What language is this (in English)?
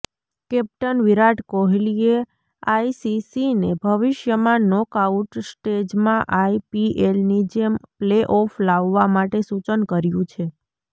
Gujarati